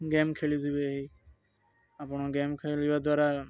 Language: Odia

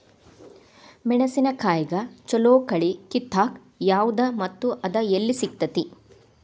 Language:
Kannada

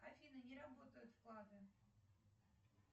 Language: Russian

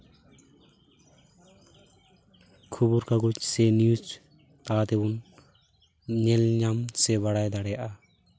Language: Santali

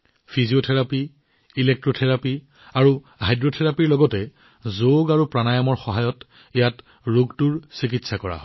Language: Assamese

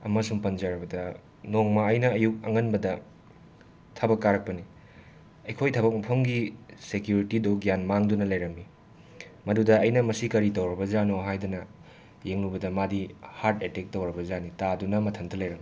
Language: Manipuri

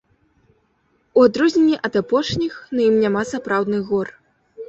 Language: Belarusian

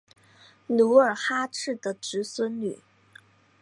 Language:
Chinese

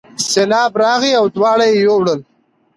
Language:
Pashto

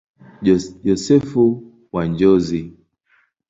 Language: Swahili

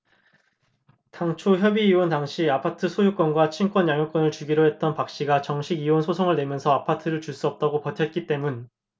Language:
Korean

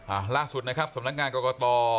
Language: Thai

